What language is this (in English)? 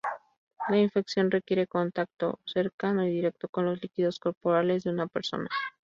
Spanish